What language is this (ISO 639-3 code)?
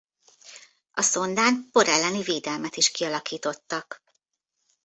hun